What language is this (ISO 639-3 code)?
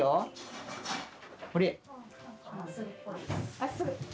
jpn